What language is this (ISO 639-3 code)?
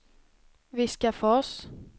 swe